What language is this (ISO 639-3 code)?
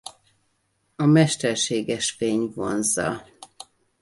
hun